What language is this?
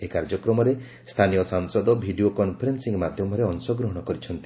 Odia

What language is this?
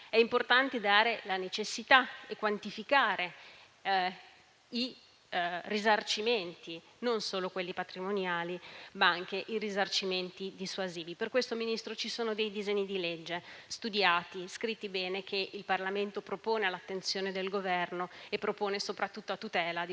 Italian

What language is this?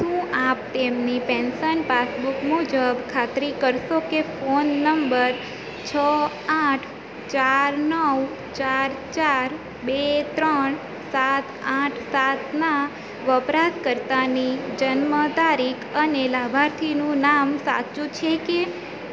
Gujarati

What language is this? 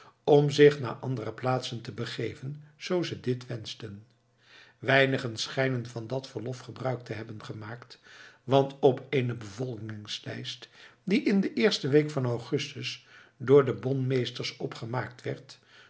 Dutch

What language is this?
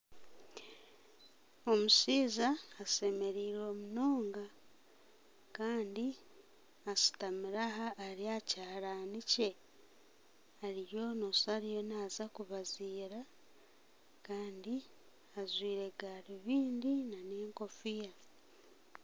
Nyankole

